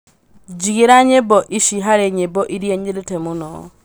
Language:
Kikuyu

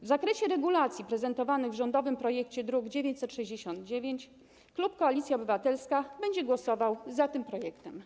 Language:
Polish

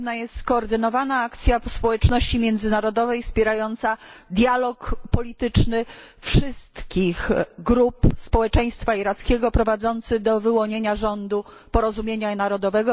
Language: Polish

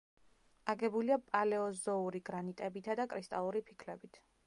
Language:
Georgian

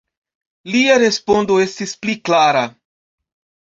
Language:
Esperanto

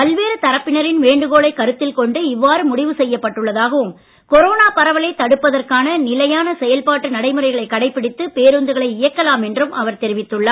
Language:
Tamil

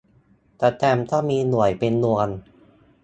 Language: Thai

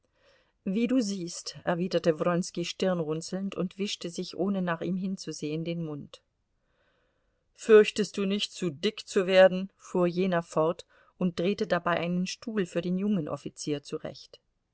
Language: German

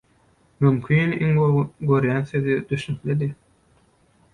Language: Turkmen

